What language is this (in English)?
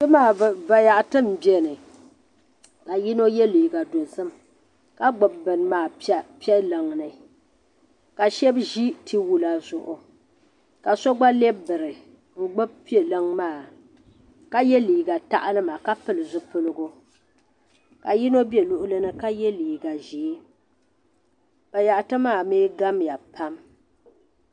Dagbani